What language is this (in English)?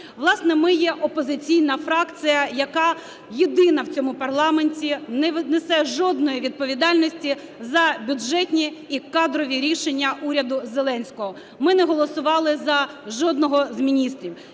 Ukrainian